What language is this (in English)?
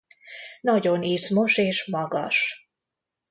Hungarian